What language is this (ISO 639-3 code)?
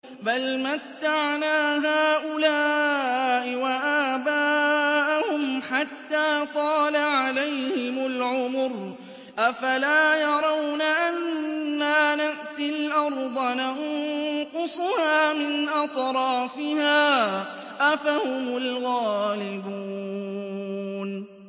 ara